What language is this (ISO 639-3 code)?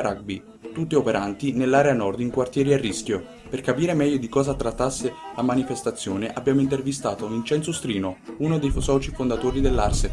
ita